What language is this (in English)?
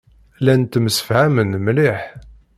Kabyle